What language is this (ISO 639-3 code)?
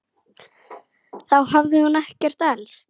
isl